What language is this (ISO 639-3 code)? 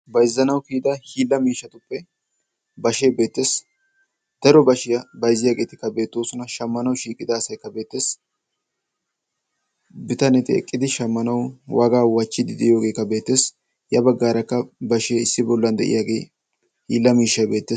wal